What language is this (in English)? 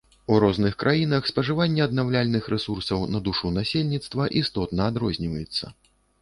Belarusian